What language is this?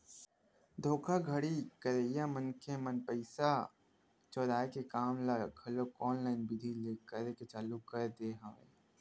Chhattisgarhi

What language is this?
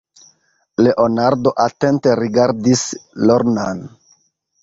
Esperanto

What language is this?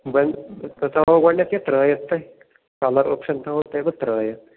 Kashmiri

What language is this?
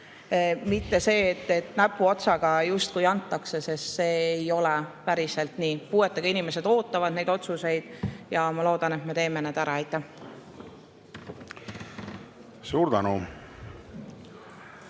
Estonian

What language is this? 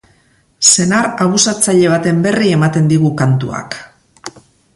Basque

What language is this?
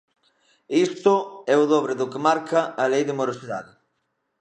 Galician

